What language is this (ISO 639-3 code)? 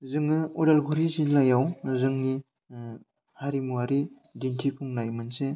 brx